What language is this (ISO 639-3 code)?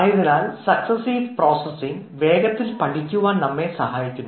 mal